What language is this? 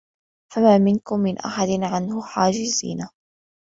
Arabic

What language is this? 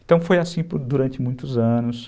Portuguese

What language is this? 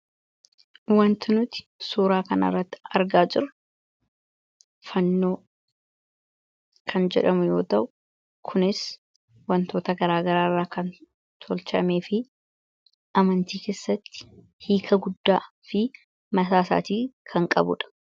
Oromo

